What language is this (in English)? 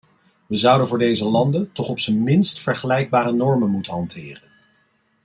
Dutch